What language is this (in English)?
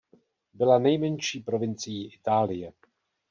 Czech